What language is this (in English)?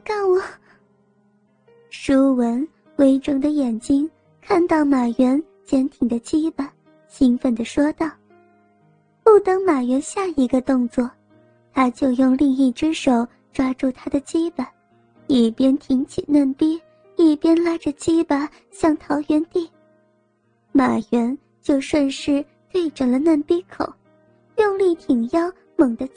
Chinese